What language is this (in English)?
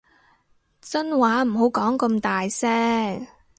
Cantonese